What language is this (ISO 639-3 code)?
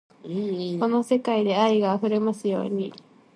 jpn